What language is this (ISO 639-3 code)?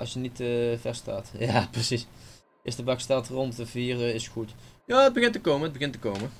nld